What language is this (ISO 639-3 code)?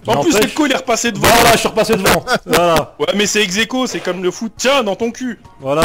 fra